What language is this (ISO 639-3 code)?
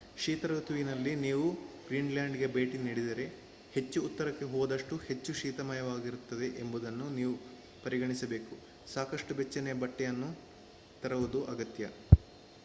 kan